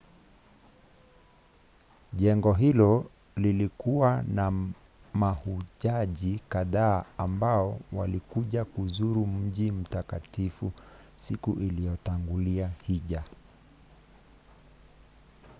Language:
Swahili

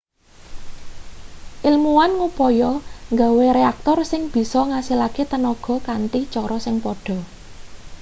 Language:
Javanese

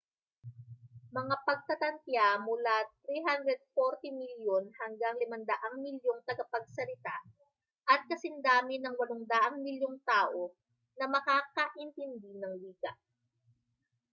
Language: Filipino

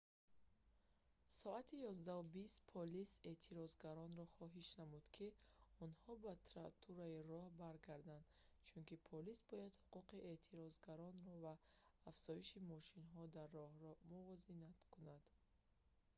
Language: Tajik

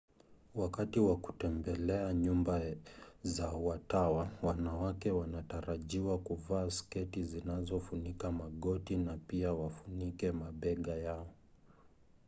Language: Swahili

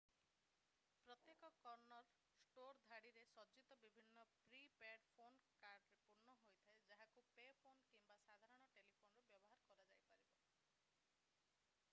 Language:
Odia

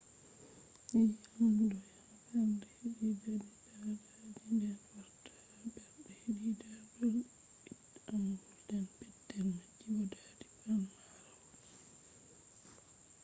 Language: Fula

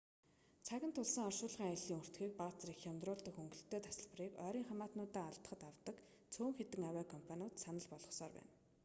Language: Mongolian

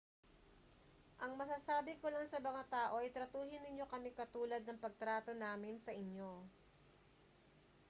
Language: Filipino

